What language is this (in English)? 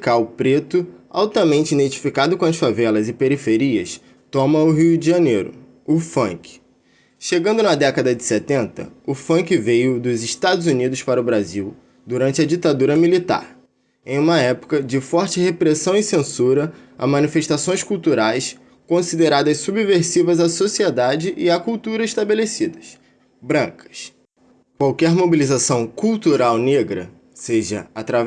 Portuguese